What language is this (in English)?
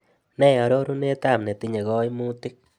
Kalenjin